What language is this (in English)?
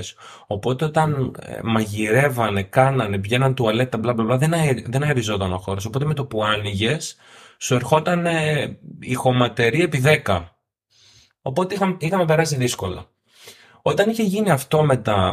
Greek